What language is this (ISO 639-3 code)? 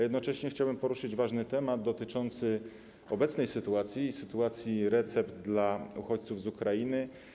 pol